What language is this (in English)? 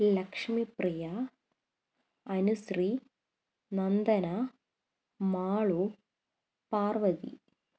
Malayalam